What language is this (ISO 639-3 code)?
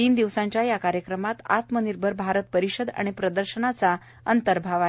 mar